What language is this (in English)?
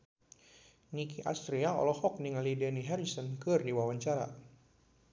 Sundanese